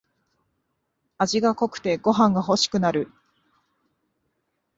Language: Japanese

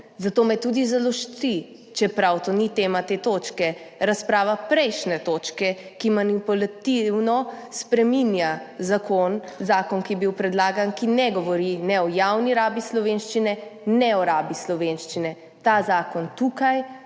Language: Slovenian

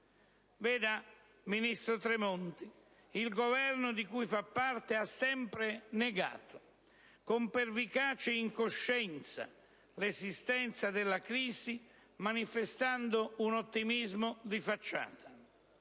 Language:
Italian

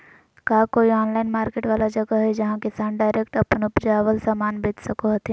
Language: Magahi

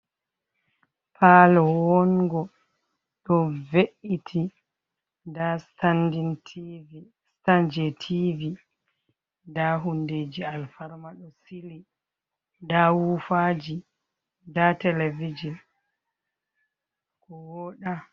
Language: Fula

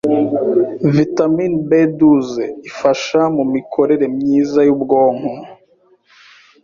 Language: Kinyarwanda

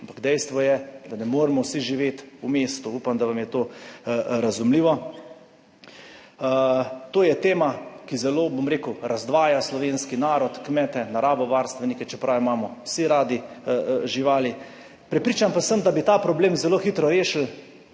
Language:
Slovenian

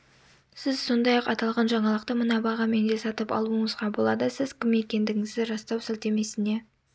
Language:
Kazakh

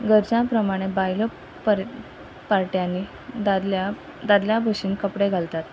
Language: Konkani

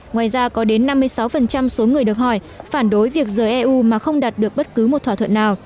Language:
Vietnamese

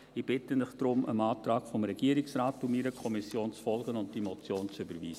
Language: Swiss German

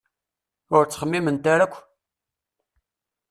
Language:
Kabyle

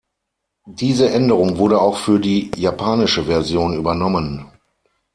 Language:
German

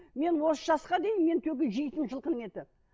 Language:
Kazakh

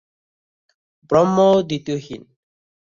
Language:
Bangla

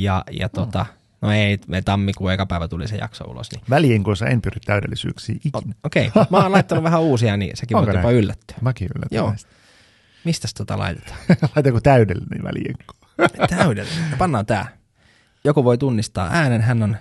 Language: Finnish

